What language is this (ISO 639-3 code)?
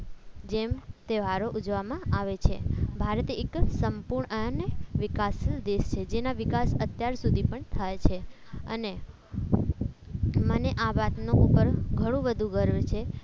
guj